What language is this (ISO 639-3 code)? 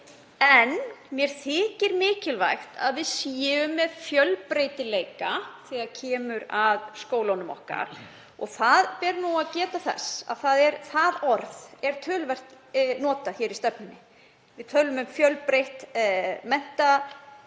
isl